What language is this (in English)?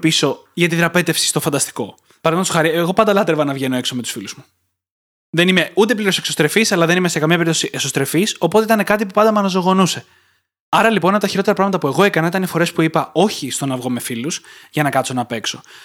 Greek